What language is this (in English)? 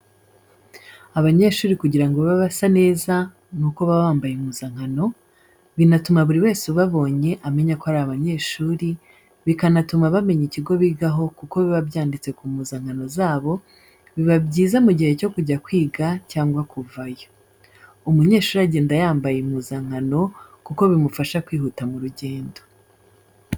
Kinyarwanda